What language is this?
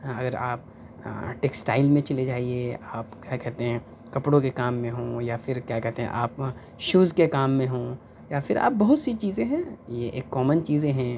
Urdu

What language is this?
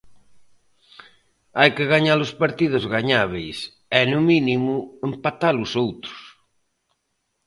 Galician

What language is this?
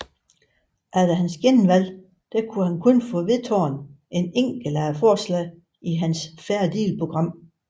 Danish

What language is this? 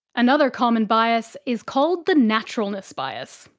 English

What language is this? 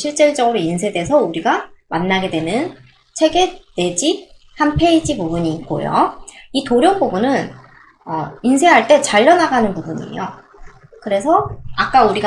Korean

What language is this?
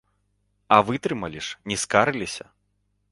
Belarusian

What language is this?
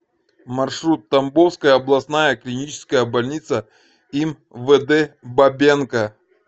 Russian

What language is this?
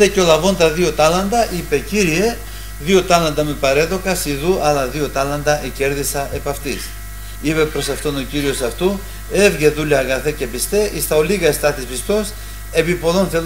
Greek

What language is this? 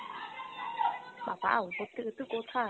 Bangla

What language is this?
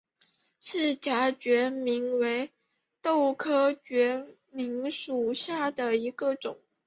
Chinese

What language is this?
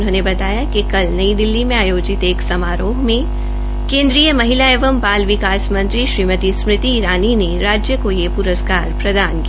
Hindi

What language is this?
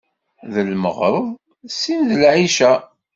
Kabyle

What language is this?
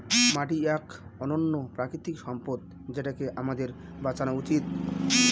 Bangla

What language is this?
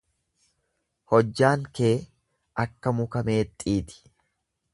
Oromo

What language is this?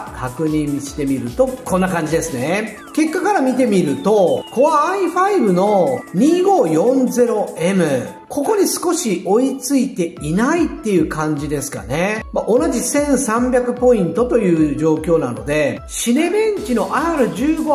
Japanese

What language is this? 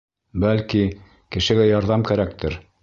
Bashkir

